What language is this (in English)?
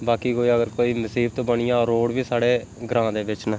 Dogri